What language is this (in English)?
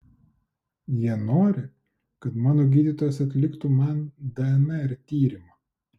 Lithuanian